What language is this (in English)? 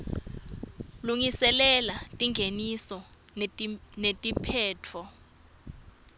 Swati